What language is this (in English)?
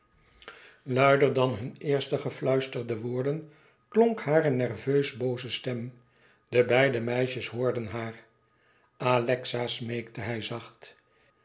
Dutch